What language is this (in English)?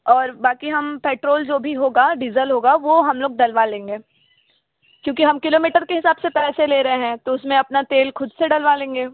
Hindi